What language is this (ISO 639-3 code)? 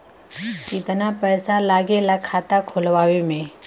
bho